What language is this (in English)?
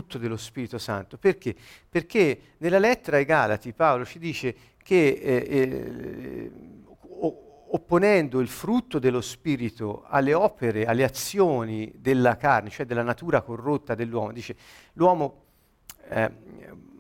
Italian